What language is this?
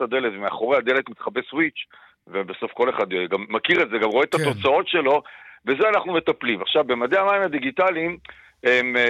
Hebrew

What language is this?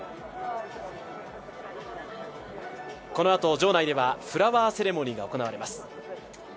Japanese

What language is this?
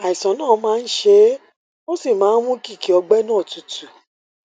Yoruba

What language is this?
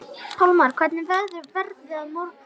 Icelandic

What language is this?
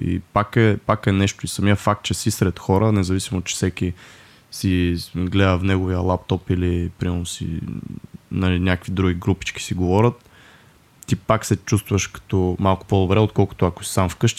Bulgarian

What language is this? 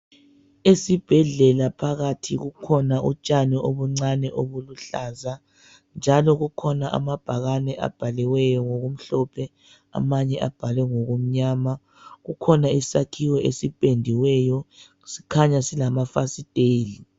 North Ndebele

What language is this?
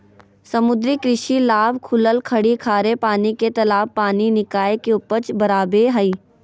Magahi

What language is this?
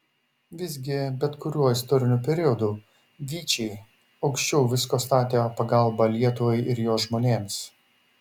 Lithuanian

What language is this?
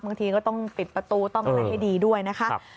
Thai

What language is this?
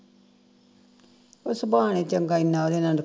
Punjabi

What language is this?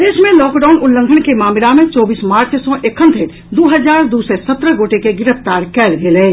Maithili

